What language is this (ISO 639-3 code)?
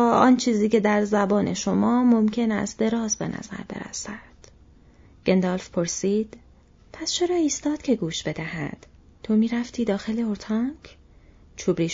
fas